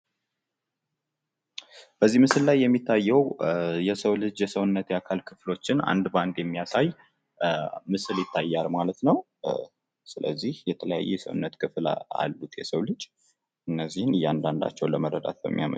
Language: Amharic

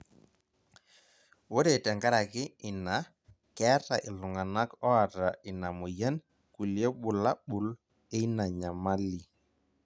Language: Masai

